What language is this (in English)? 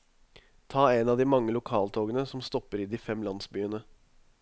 Norwegian